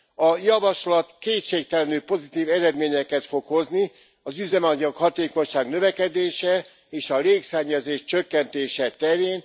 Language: Hungarian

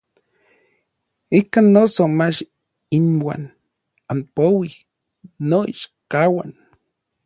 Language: Orizaba Nahuatl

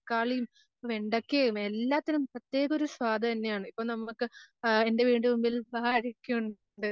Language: Malayalam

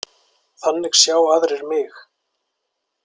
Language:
Icelandic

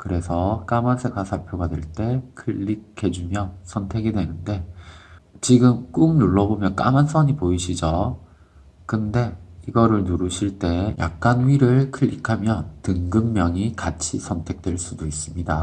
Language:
Korean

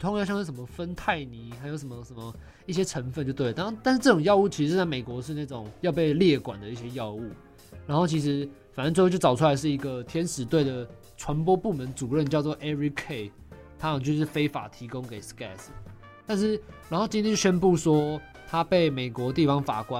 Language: Chinese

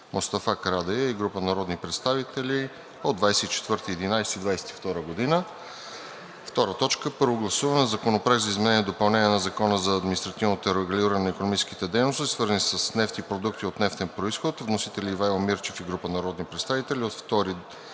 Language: Bulgarian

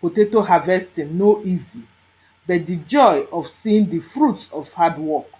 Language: Nigerian Pidgin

